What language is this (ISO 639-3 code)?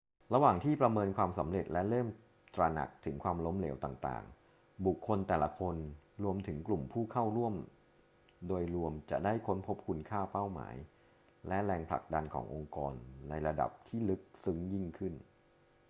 tha